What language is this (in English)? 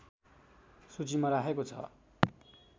Nepali